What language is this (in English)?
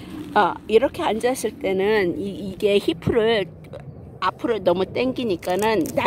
Korean